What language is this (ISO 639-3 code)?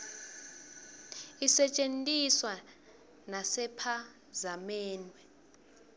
ssw